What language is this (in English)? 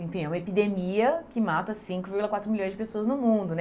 Portuguese